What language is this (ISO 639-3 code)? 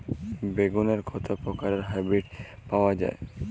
ben